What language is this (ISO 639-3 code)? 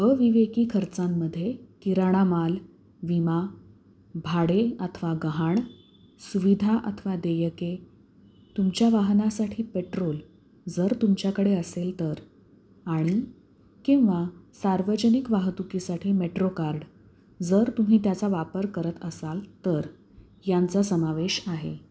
mar